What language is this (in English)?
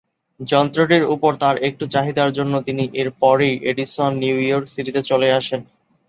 Bangla